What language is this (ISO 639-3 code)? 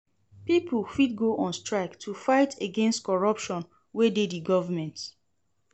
pcm